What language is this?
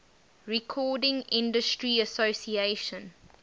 English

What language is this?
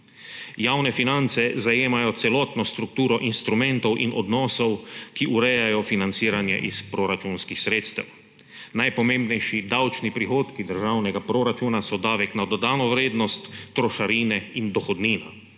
Slovenian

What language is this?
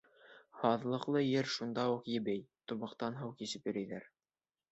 Bashkir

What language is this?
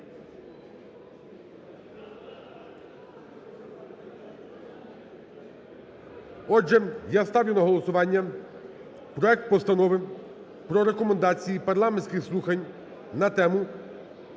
Ukrainian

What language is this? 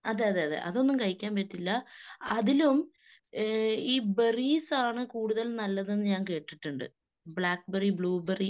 Malayalam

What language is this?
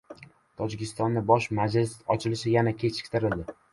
Uzbek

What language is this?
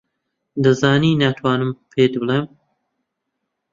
Central Kurdish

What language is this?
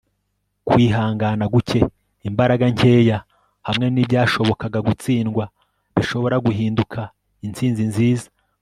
Kinyarwanda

